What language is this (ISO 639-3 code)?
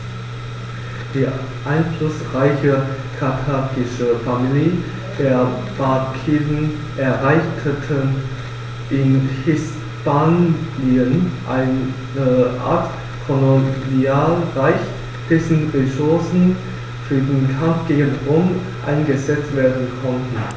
deu